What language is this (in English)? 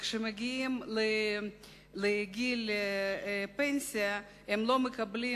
Hebrew